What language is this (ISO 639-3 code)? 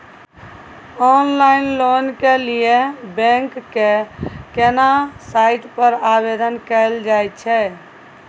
mai